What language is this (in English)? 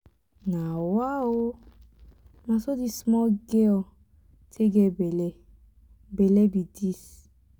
Nigerian Pidgin